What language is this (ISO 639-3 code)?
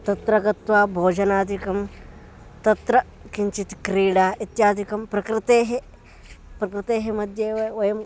san